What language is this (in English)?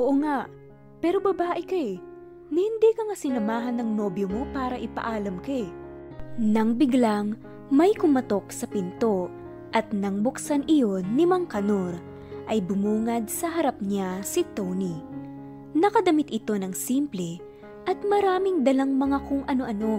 Filipino